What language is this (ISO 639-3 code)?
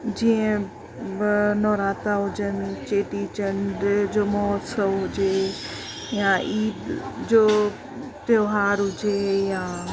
snd